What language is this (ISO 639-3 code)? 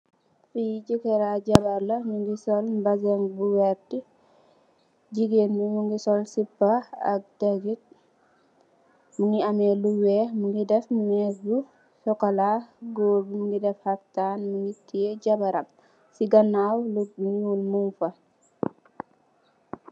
wol